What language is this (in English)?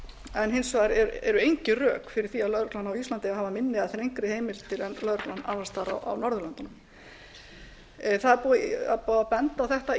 Icelandic